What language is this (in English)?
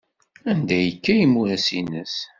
Kabyle